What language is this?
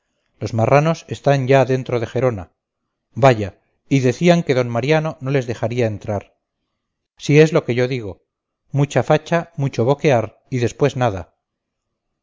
Spanish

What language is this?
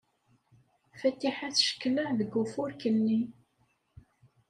Kabyle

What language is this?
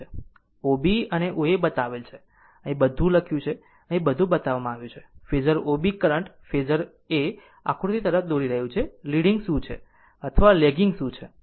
Gujarati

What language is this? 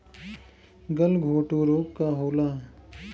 Bhojpuri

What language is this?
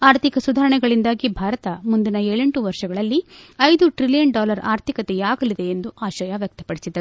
Kannada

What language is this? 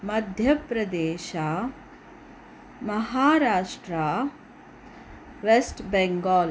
Kannada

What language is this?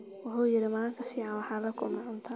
Somali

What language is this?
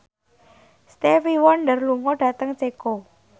Javanese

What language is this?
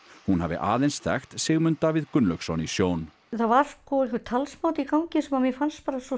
Icelandic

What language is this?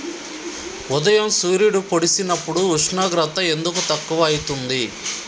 Telugu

